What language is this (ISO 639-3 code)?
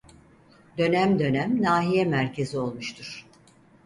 tur